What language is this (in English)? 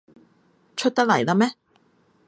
Cantonese